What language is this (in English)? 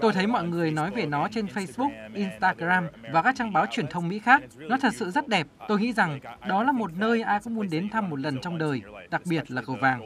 Vietnamese